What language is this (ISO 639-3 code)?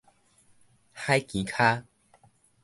nan